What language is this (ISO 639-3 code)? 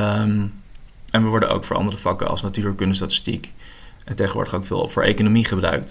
nld